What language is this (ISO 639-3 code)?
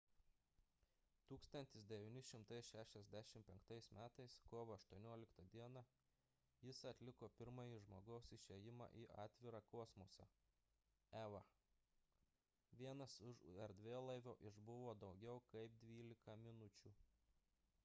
lit